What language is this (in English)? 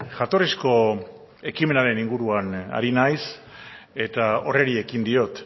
Basque